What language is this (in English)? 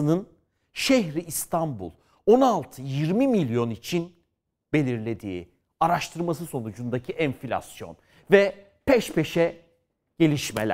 Turkish